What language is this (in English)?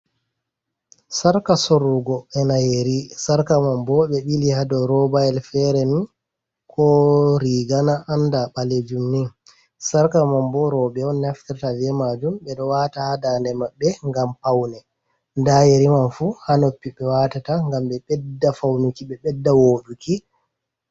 Fula